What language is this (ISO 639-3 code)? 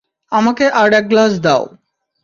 ben